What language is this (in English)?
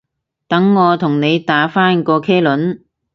Cantonese